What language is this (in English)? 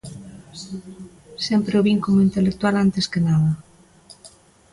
Galician